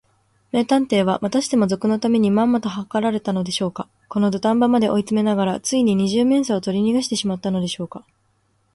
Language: Japanese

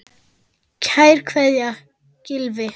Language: Icelandic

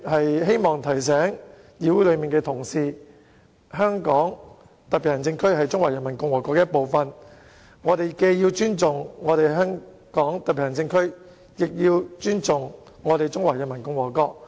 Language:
Cantonese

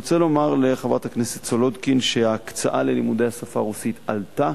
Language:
Hebrew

